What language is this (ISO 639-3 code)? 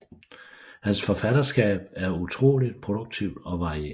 dan